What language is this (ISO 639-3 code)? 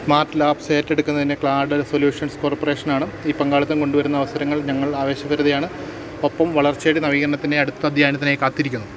mal